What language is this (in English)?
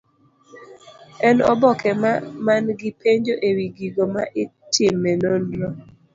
Luo (Kenya and Tanzania)